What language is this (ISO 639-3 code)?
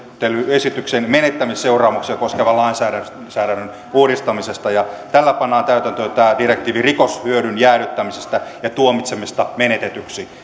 fin